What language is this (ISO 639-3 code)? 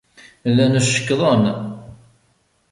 kab